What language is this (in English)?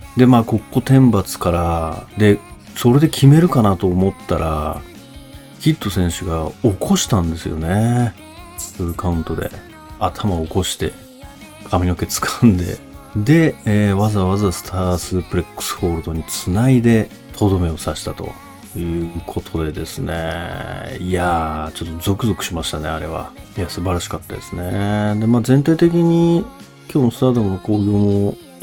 Japanese